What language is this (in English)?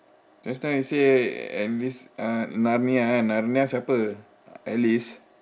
English